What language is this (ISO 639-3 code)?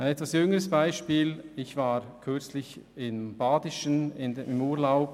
gsw